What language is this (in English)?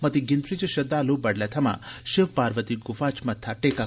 Dogri